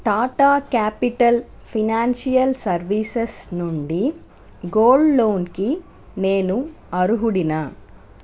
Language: Telugu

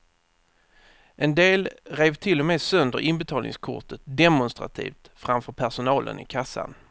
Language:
Swedish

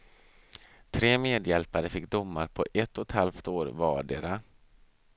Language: Swedish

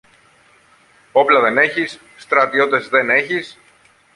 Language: Greek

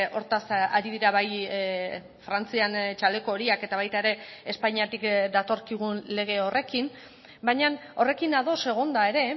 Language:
Basque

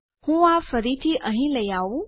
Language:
Gujarati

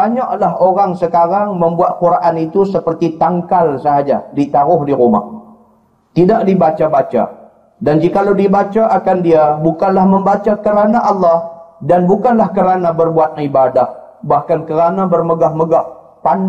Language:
Malay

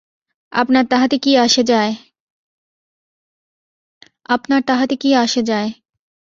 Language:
Bangla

